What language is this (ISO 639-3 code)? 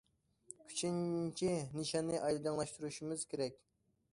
uig